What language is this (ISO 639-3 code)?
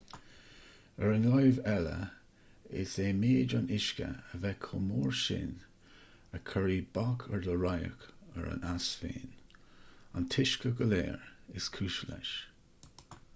gle